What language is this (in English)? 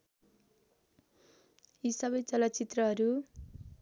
Nepali